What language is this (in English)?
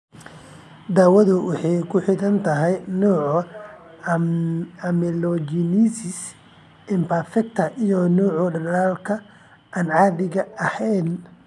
Somali